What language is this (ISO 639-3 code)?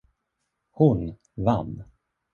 swe